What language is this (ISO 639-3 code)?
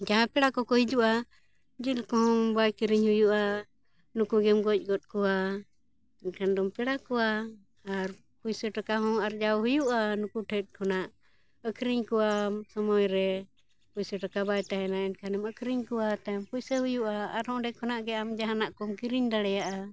sat